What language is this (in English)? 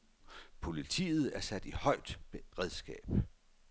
Danish